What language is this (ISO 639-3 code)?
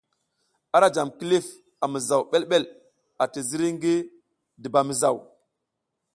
giz